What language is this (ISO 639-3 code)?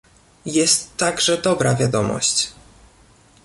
pol